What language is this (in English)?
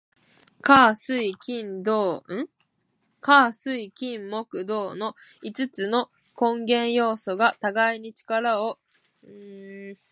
Japanese